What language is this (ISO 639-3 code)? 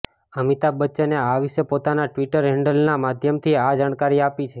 guj